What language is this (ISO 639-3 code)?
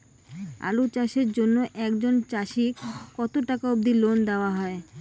ben